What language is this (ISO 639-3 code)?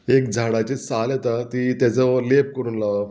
kok